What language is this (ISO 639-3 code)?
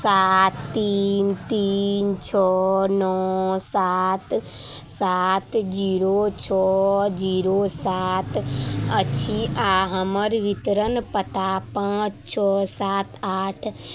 mai